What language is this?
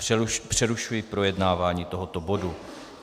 Czech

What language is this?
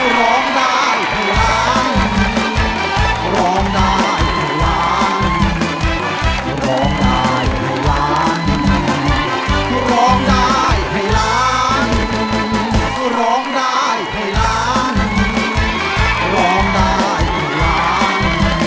Thai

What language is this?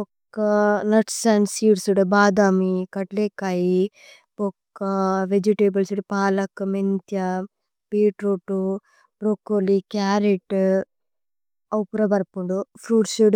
Tulu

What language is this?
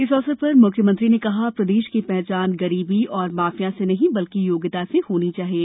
Hindi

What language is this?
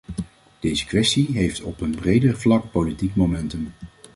Dutch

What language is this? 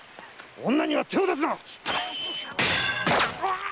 Japanese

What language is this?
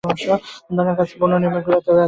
Bangla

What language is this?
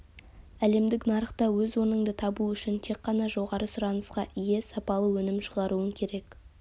Kazakh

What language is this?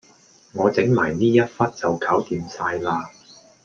Cantonese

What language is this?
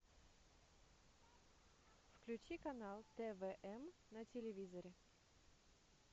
Russian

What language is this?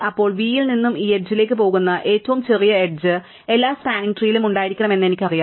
Malayalam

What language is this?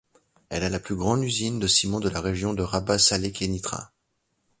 French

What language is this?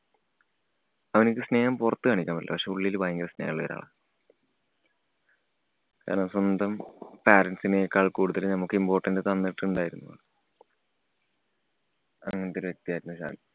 Malayalam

